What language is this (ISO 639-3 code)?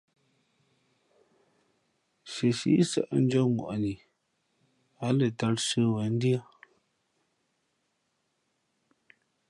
fmp